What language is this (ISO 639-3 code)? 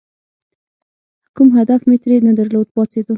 pus